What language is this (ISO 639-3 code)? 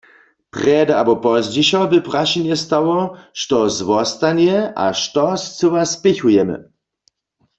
hsb